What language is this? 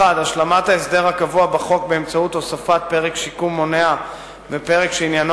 Hebrew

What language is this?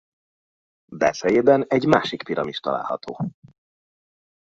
Hungarian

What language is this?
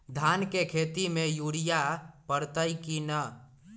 Magahi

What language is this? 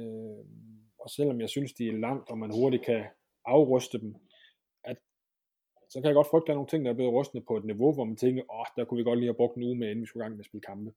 Danish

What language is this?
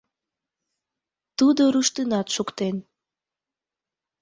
Mari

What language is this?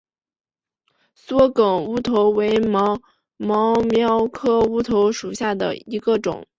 Chinese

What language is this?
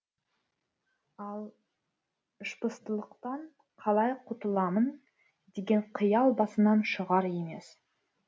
Kazakh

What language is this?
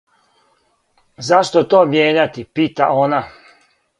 Serbian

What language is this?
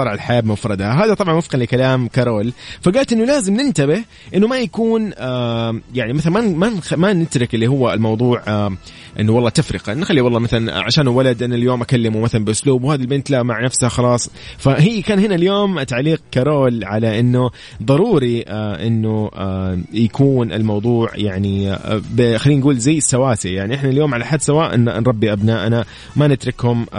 Arabic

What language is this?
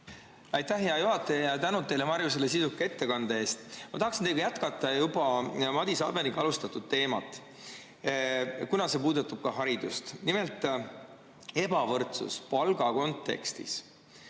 Estonian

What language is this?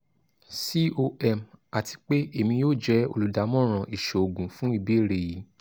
Yoruba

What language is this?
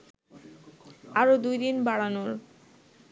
Bangla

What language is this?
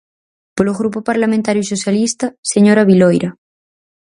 Galician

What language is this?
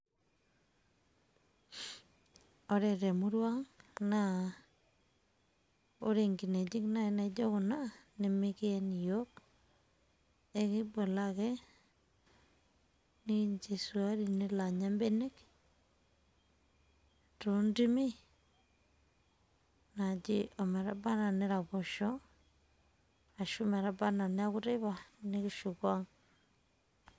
Masai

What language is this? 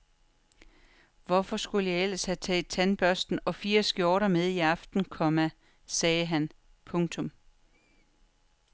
Danish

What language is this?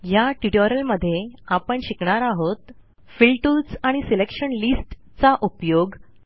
Marathi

